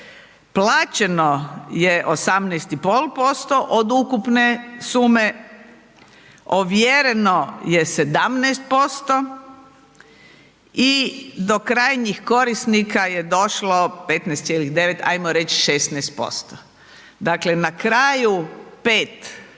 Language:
Croatian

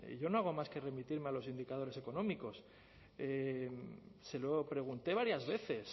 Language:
Spanish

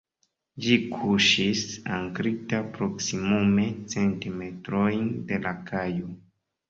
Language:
Esperanto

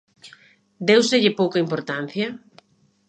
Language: Galician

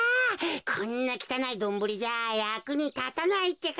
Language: Japanese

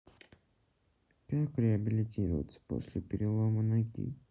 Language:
Russian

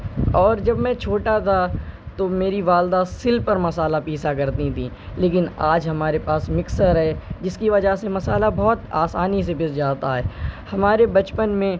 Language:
Urdu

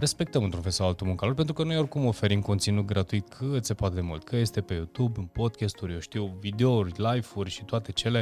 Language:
Romanian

